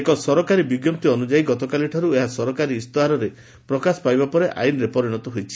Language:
Odia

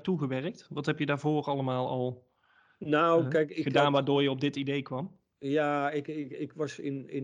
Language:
Dutch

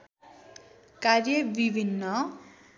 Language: Nepali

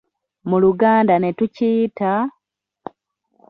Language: Ganda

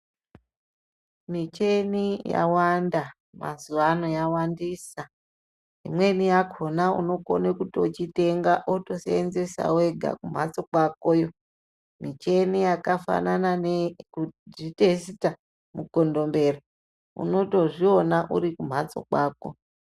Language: Ndau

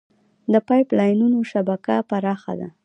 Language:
Pashto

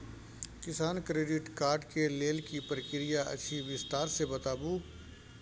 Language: Maithili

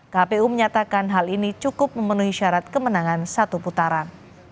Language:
Indonesian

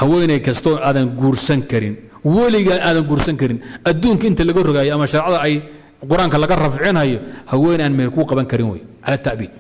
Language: Arabic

